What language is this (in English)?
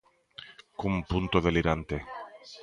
Galician